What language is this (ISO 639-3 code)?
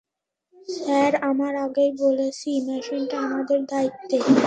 ben